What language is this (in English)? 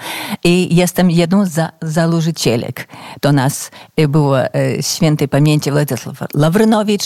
Polish